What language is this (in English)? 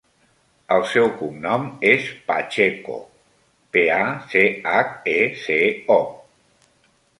Catalan